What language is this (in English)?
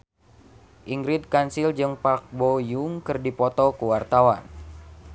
Sundanese